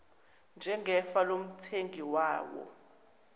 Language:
Zulu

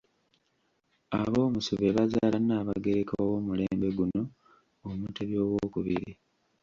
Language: Ganda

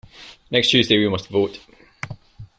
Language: English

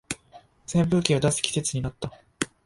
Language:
Japanese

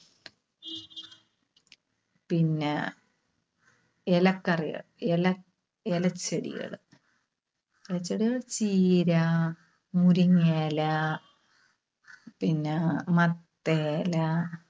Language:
Malayalam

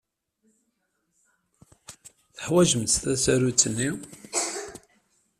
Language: Kabyle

